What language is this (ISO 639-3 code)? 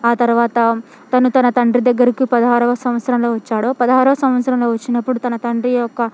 tel